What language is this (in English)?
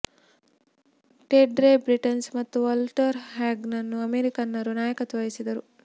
Kannada